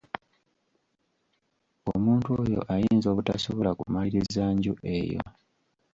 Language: Ganda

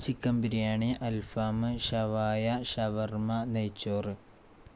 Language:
Malayalam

